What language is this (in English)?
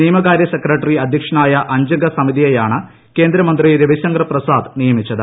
Malayalam